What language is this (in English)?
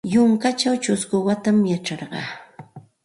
Santa Ana de Tusi Pasco Quechua